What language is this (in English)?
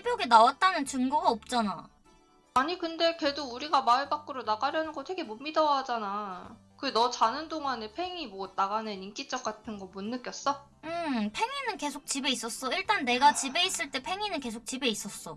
Korean